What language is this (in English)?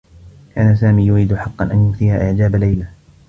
Arabic